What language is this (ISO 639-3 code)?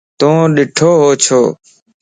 lss